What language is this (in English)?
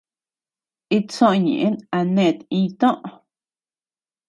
Tepeuxila Cuicatec